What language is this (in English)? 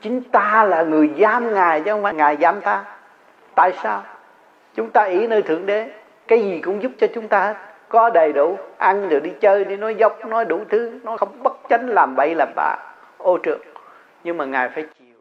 Vietnamese